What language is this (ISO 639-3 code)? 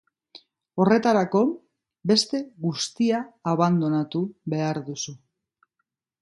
eus